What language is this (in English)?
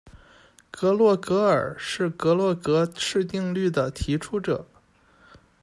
Chinese